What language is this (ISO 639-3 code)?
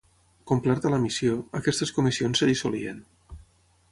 cat